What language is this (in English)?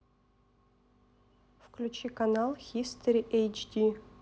Russian